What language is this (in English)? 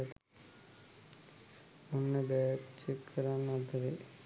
Sinhala